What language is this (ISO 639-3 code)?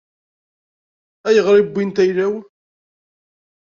kab